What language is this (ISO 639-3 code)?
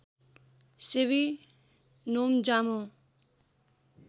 nep